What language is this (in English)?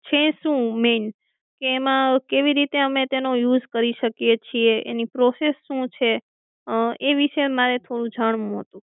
Gujarati